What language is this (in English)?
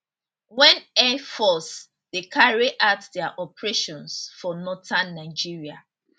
Nigerian Pidgin